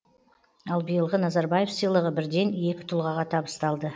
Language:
Kazakh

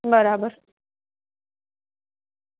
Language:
Gujarati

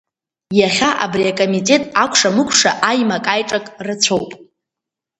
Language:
Abkhazian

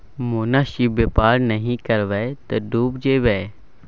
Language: Maithili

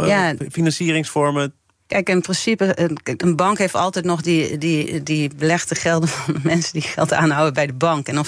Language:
Dutch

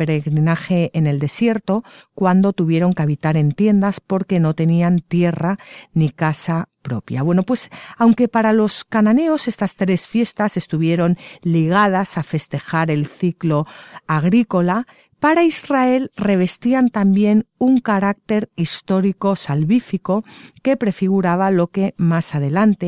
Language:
Spanish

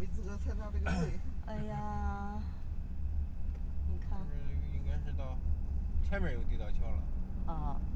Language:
Chinese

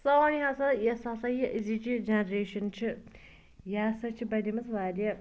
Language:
Kashmiri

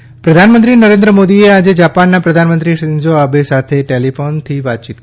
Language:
Gujarati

